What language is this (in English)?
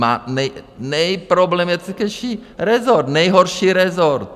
Czech